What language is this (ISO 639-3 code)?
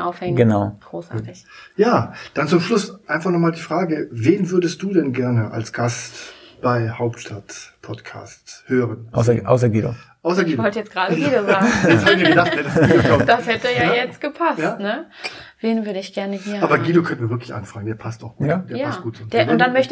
deu